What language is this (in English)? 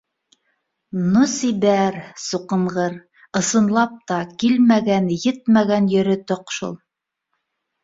Bashkir